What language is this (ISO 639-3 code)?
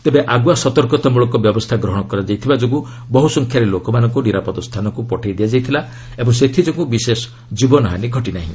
ori